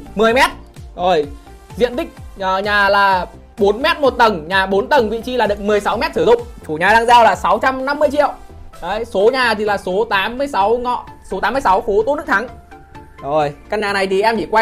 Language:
Vietnamese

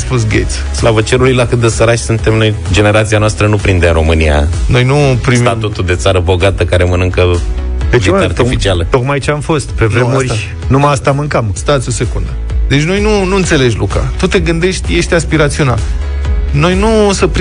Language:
Romanian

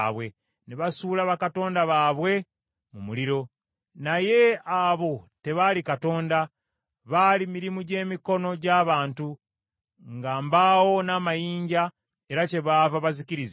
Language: Ganda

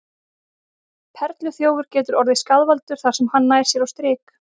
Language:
Icelandic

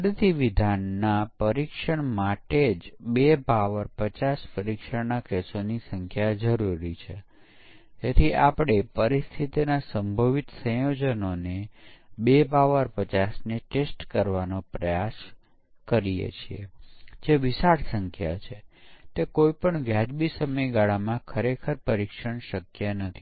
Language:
Gujarati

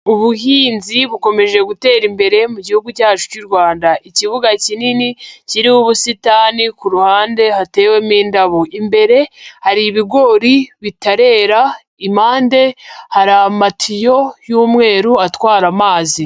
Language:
Kinyarwanda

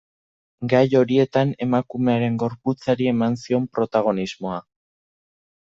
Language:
Basque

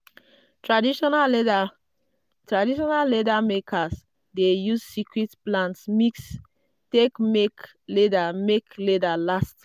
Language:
Nigerian Pidgin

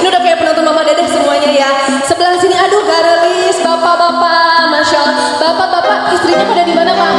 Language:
Indonesian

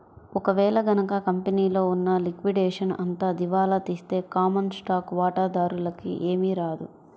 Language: Telugu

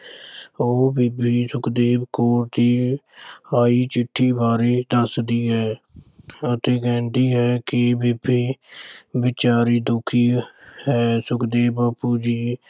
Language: Punjabi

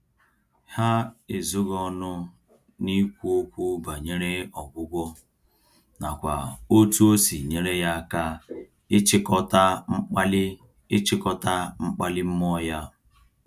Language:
Igbo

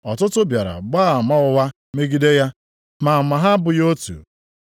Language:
Igbo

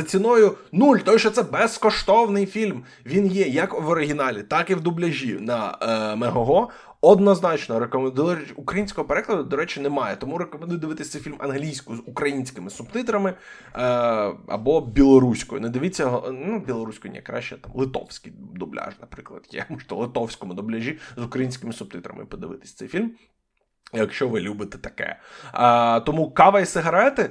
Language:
Ukrainian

